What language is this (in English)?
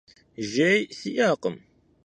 Kabardian